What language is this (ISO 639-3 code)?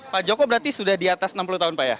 ind